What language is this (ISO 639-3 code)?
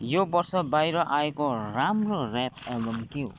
nep